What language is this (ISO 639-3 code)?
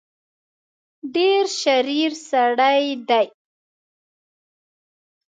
pus